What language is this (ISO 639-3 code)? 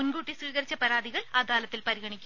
mal